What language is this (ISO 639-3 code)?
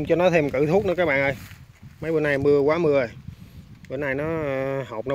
vie